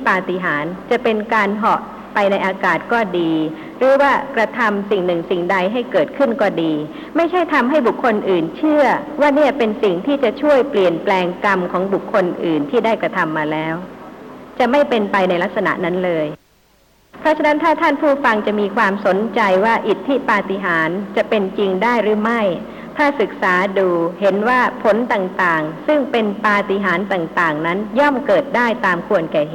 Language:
Thai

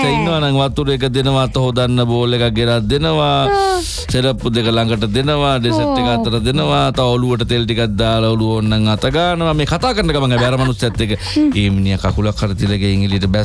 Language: Indonesian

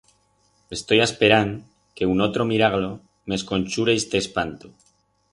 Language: Aragonese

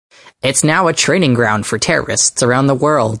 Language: English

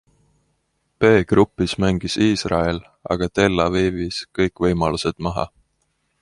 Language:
Estonian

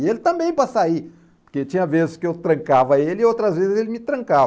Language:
Portuguese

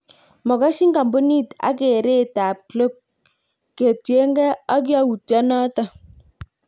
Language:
Kalenjin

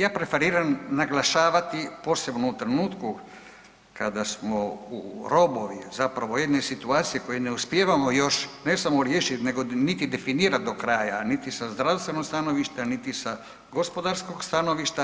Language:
Croatian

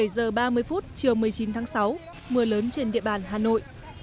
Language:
Vietnamese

